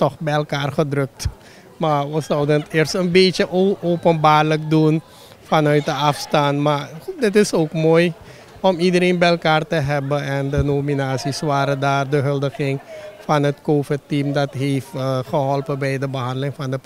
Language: Dutch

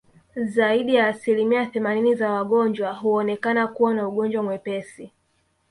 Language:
Swahili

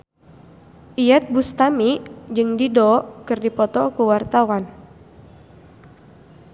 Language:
Sundanese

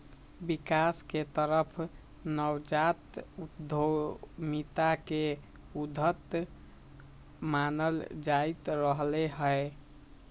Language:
Magahi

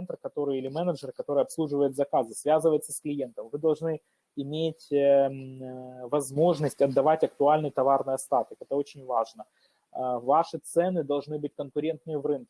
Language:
Russian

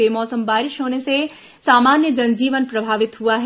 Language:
Hindi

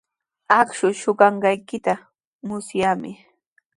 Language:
Sihuas Ancash Quechua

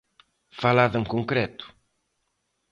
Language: Galician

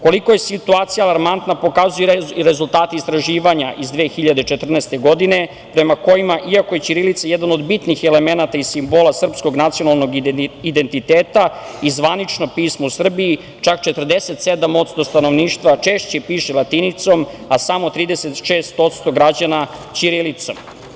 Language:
Serbian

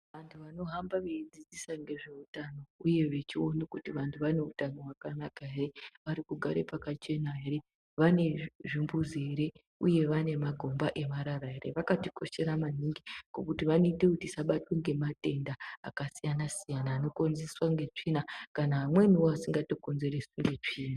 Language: Ndau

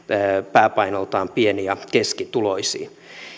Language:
Finnish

